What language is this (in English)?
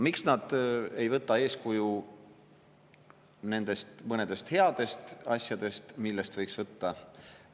Estonian